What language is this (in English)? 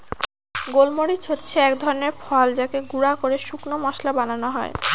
Bangla